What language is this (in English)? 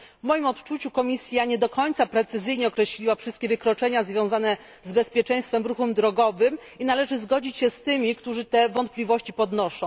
Polish